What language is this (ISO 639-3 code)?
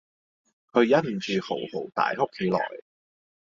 yue